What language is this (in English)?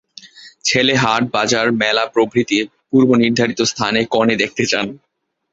Bangla